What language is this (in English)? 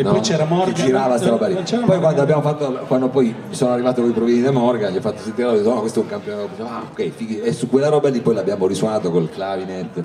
Italian